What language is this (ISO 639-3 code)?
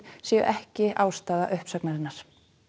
isl